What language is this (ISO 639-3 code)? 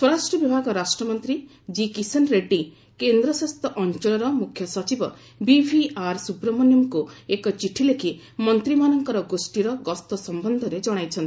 ori